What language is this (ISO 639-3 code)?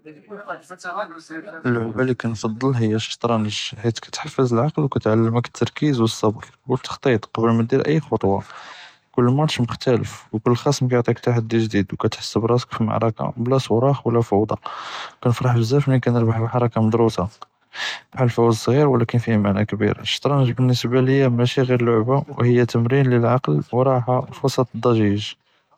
jrb